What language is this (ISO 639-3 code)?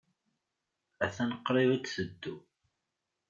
kab